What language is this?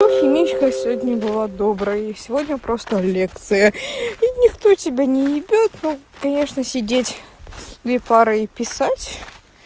Russian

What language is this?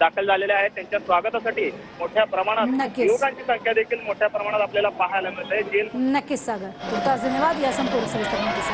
Hindi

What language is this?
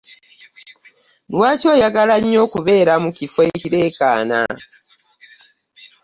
Ganda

